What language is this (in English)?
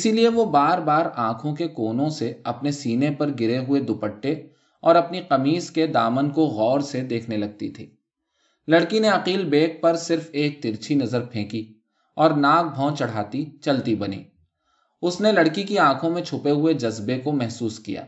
Urdu